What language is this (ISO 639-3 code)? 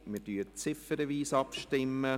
gsw